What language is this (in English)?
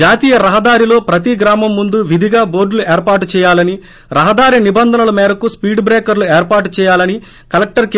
Telugu